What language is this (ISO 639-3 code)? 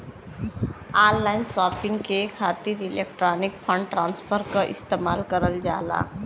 bho